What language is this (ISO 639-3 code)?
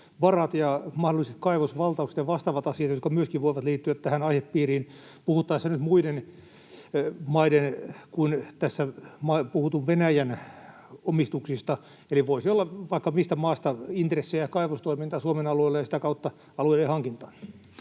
fin